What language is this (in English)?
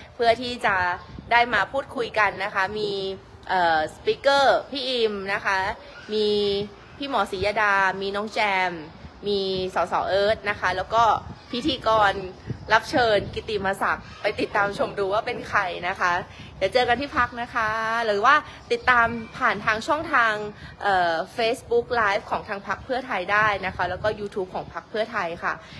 Thai